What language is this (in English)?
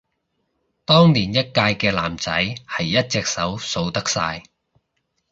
Cantonese